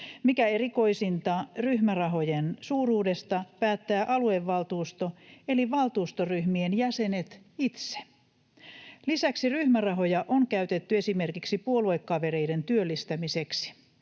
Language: Finnish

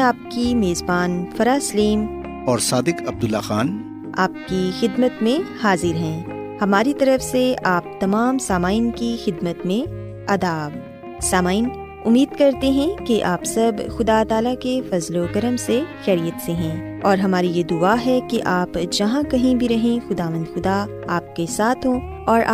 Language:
Urdu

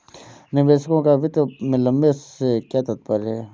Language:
Hindi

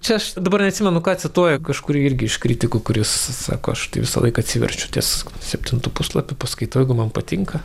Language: Lithuanian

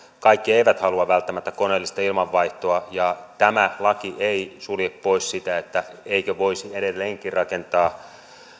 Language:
Finnish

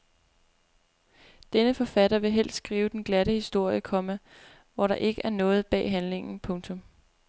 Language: Danish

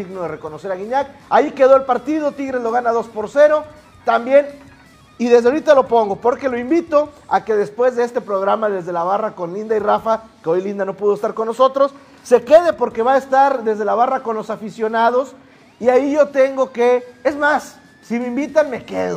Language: Spanish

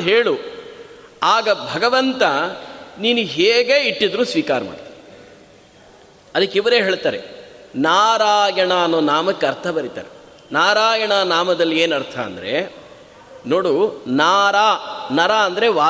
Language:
Kannada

